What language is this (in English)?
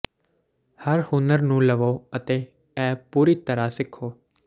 Punjabi